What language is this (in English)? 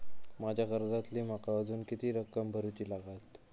Marathi